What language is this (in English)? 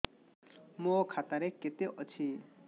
Odia